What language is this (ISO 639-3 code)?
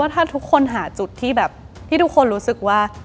tha